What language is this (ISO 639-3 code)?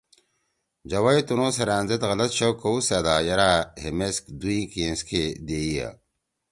trw